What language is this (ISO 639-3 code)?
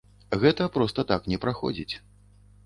bel